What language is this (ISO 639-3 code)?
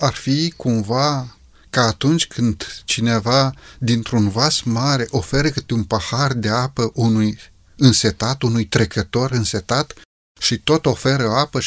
ron